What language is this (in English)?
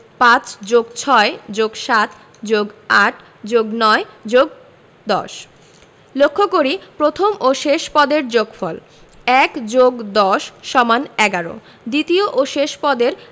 Bangla